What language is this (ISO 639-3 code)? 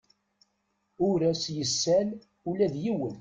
kab